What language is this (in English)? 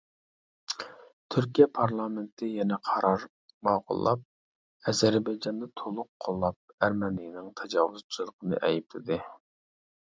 Uyghur